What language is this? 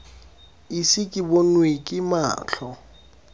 Tswana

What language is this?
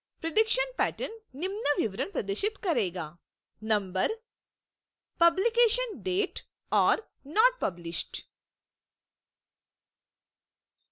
Hindi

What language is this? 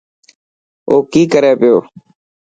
Dhatki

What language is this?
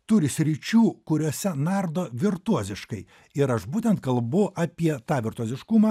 Lithuanian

